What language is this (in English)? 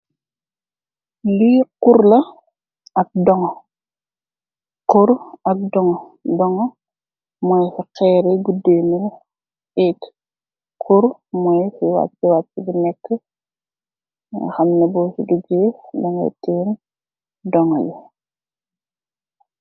Wolof